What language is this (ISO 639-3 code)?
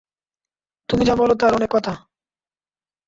ben